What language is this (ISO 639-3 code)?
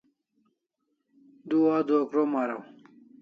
kls